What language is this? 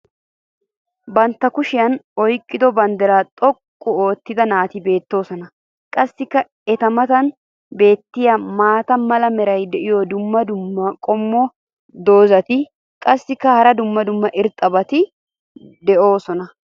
Wolaytta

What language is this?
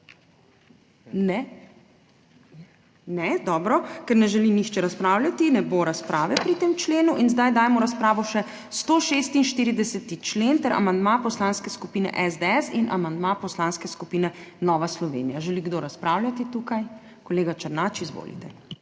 Slovenian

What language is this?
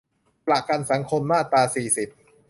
Thai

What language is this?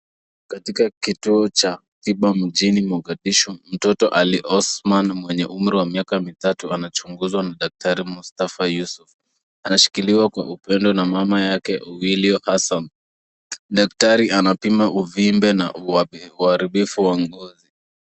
Swahili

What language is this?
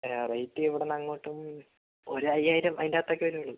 Malayalam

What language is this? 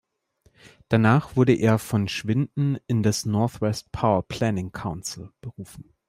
German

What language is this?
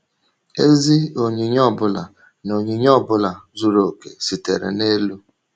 Igbo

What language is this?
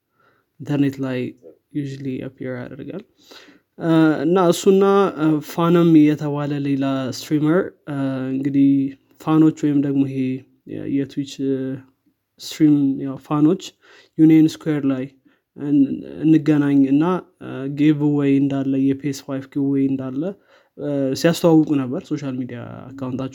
Amharic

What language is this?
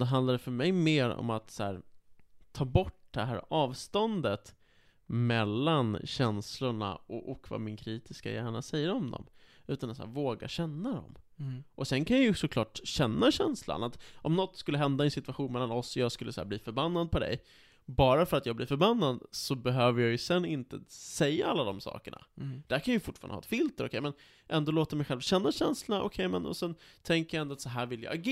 Swedish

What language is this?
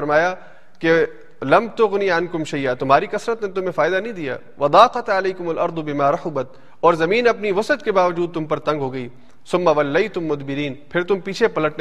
Urdu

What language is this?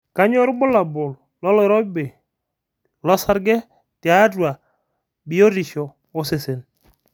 Masai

